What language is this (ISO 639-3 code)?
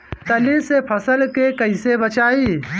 bho